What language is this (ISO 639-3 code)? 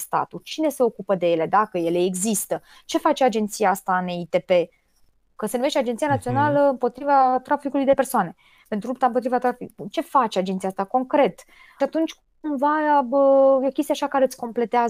ron